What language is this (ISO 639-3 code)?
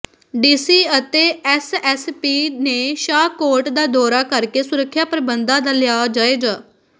pan